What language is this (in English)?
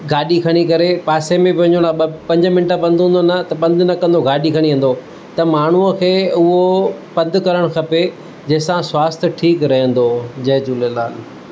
Sindhi